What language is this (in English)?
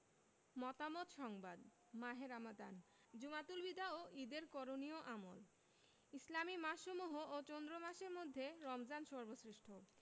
Bangla